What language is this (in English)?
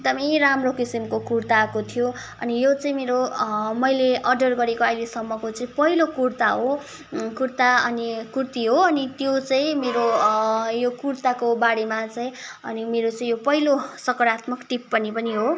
Nepali